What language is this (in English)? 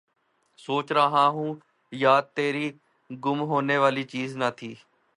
Urdu